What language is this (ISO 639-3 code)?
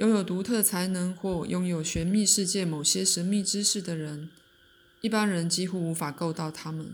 zho